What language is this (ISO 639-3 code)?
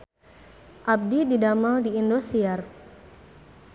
sun